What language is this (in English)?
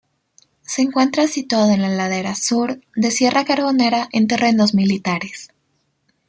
Spanish